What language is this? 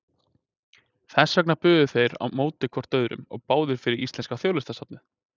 Icelandic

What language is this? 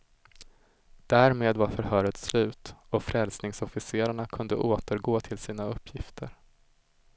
Swedish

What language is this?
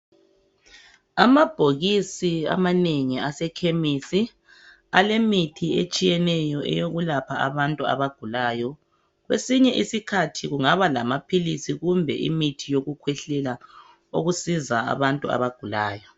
North Ndebele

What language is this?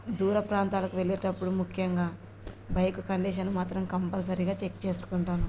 Telugu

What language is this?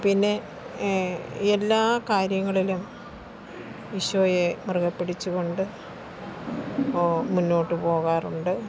Malayalam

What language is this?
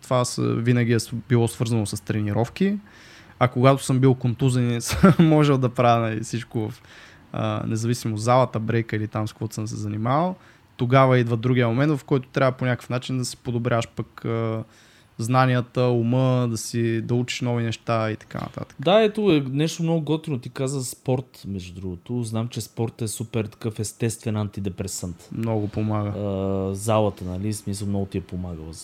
Bulgarian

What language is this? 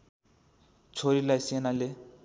Nepali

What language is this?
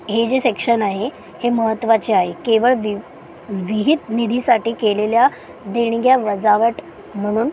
Marathi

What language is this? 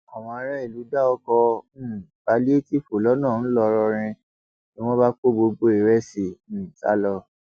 Yoruba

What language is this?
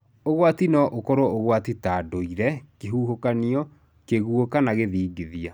Kikuyu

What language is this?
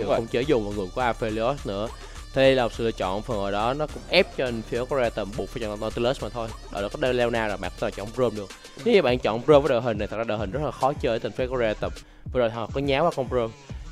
Vietnamese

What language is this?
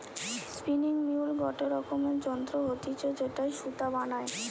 Bangla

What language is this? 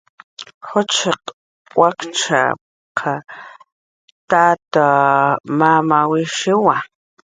Jaqaru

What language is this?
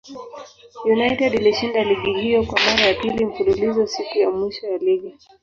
Swahili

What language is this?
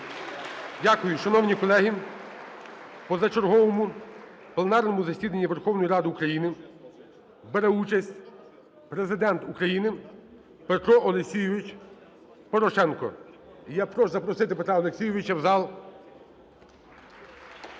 Ukrainian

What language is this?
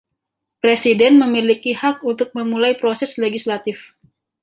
Indonesian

